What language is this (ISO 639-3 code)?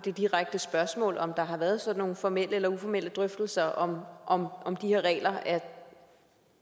dan